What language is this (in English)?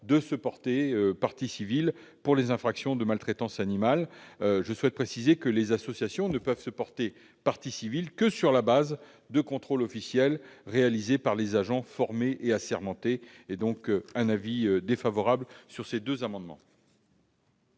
French